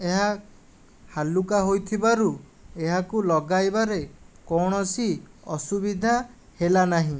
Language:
Odia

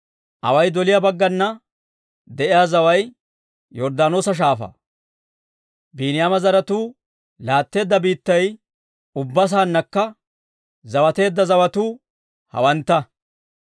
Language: Dawro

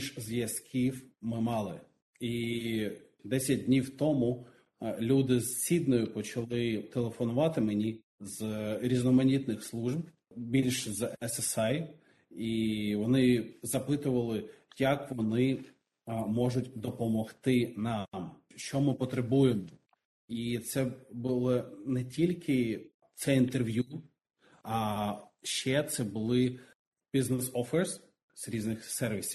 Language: Ukrainian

